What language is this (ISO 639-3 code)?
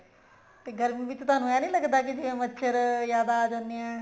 pan